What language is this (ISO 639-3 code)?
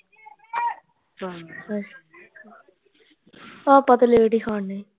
pan